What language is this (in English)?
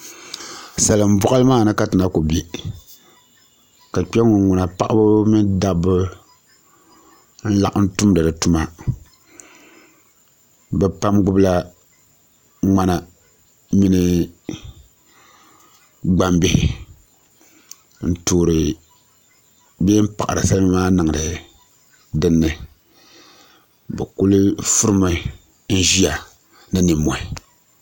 Dagbani